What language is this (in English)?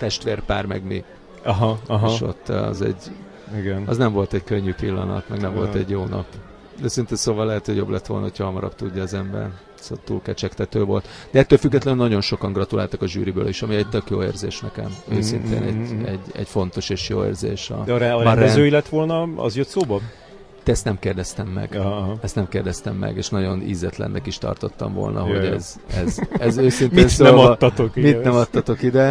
Hungarian